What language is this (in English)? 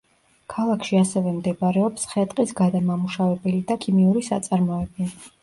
Georgian